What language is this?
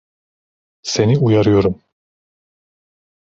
Turkish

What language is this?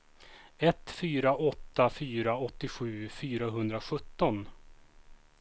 Swedish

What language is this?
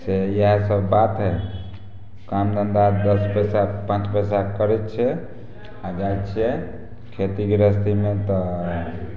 Maithili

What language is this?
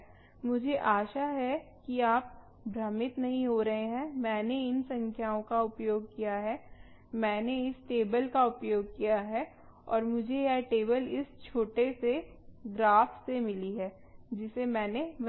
Hindi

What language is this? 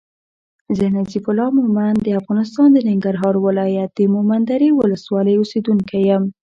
Pashto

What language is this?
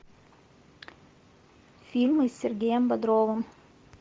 Russian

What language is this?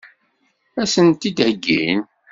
Kabyle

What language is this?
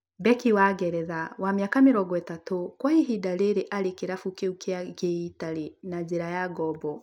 Kikuyu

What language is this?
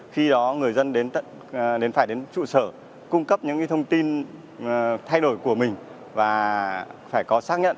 Vietnamese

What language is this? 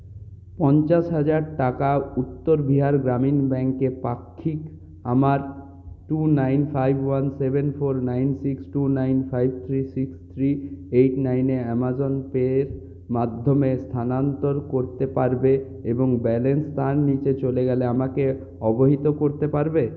Bangla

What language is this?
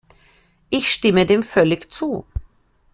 German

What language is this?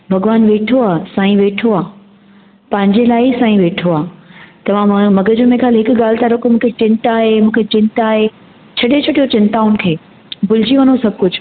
Sindhi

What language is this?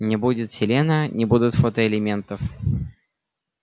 Russian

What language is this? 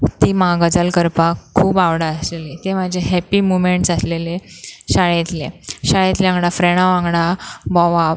Konkani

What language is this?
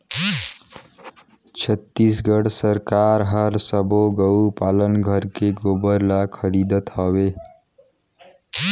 Chhattisgarhi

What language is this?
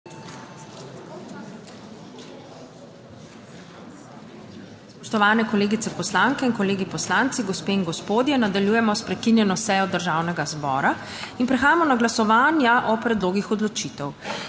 Slovenian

